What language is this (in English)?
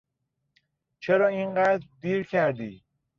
Persian